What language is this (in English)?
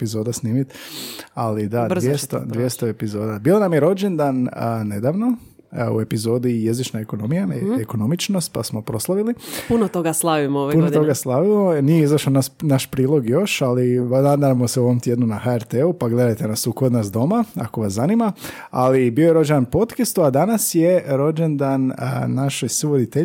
Croatian